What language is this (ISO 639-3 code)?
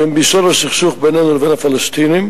heb